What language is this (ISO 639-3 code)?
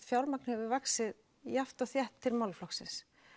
isl